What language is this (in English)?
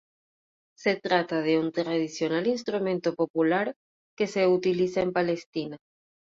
Spanish